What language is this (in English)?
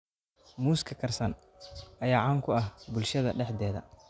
Somali